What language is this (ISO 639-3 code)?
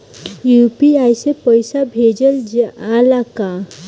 bho